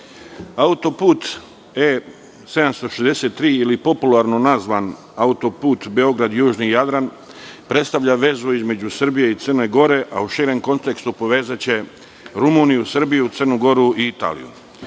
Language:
Serbian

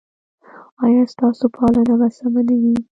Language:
Pashto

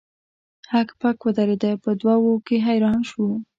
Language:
Pashto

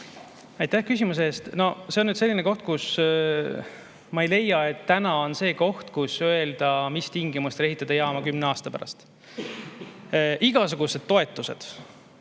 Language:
Estonian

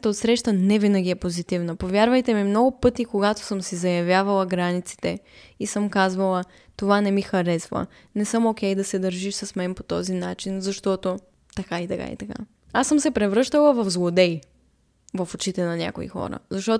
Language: Bulgarian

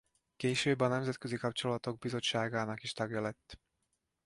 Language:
Hungarian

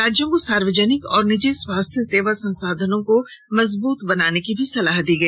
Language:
Hindi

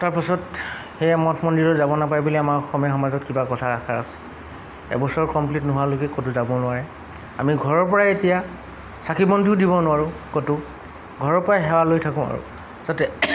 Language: Assamese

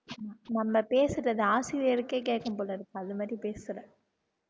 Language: Tamil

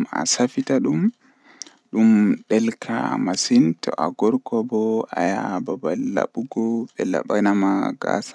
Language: Western Niger Fulfulde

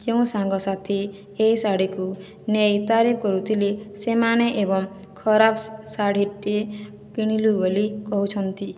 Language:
Odia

